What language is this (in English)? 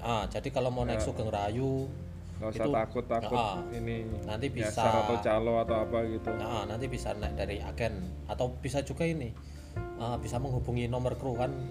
Indonesian